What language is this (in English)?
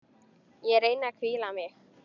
Icelandic